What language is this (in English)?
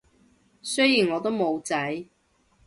Cantonese